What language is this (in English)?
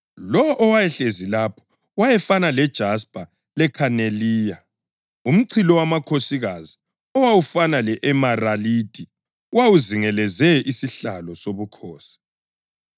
North Ndebele